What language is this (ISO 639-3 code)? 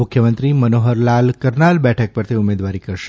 guj